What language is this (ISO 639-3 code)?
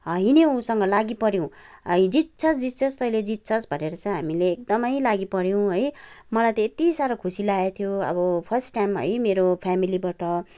nep